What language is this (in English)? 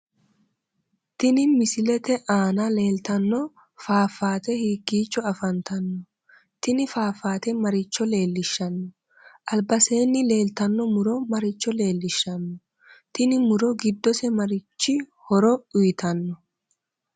Sidamo